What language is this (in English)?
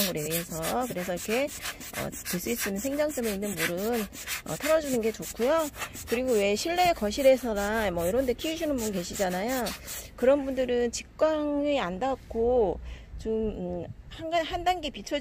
Korean